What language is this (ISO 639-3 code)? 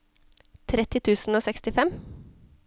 nor